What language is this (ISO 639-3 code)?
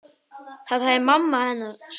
isl